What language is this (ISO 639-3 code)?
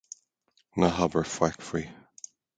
gle